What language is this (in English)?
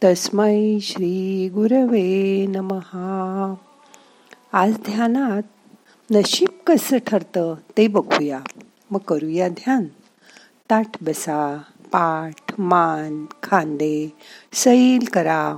Marathi